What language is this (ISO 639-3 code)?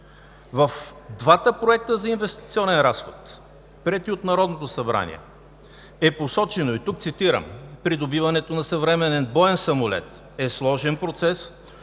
bul